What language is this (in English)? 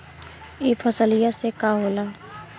Bhojpuri